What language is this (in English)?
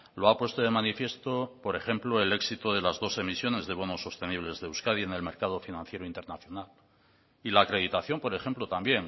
Spanish